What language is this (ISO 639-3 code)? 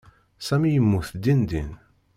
kab